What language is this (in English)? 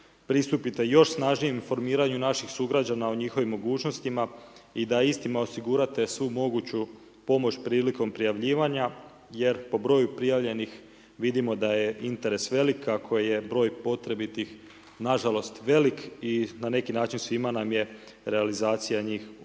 Croatian